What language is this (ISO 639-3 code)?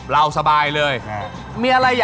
tha